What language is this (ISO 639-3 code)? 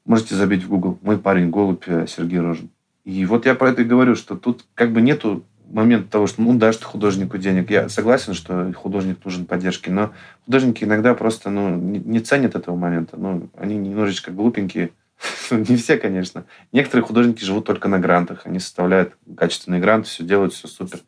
rus